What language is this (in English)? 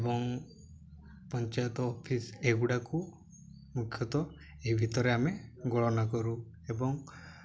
Odia